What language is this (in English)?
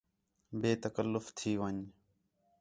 Khetrani